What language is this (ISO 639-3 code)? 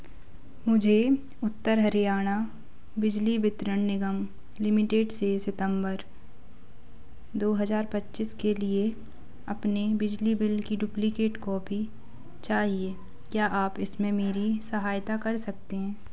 hin